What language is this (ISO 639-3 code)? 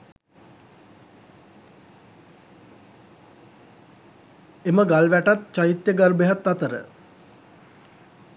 sin